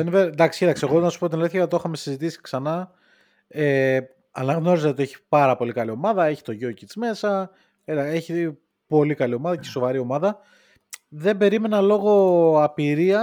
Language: Greek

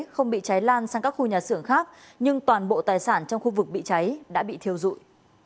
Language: Vietnamese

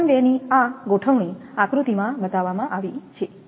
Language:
Gujarati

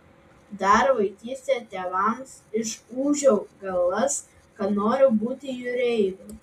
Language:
Lithuanian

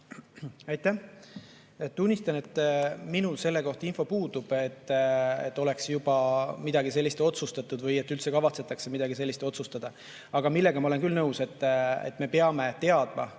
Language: Estonian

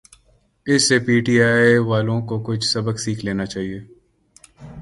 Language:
Urdu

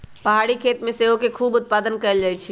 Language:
Magahi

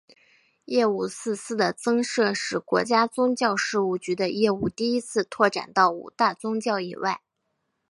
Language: Chinese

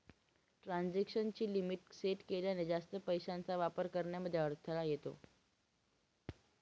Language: Marathi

